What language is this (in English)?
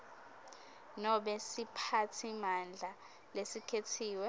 Swati